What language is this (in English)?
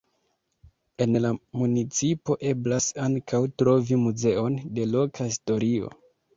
Esperanto